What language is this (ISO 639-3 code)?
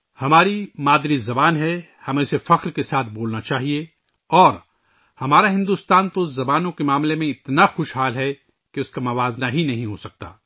urd